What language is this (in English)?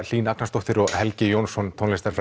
Icelandic